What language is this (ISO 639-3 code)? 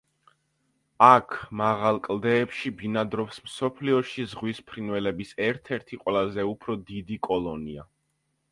kat